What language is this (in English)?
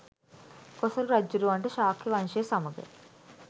Sinhala